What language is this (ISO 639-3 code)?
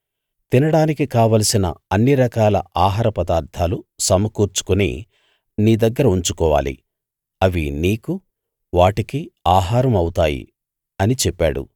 tel